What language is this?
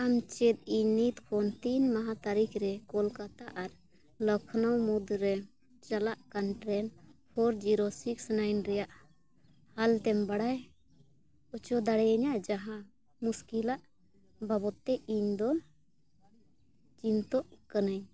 Santali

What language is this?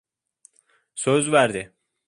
Turkish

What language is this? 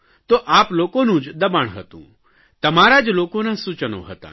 Gujarati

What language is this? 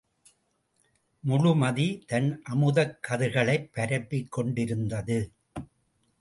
Tamil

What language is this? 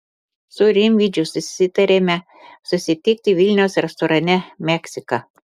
Lithuanian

